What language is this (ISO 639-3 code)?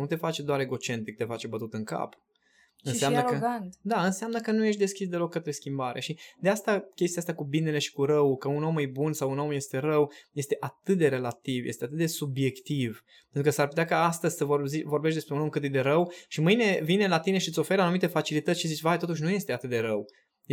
ron